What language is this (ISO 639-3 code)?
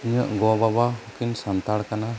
sat